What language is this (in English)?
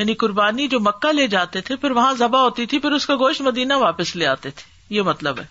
Urdu